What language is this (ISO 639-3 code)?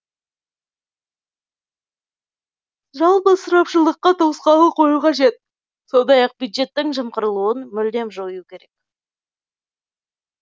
kaz